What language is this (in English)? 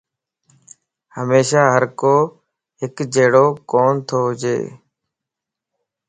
Lasi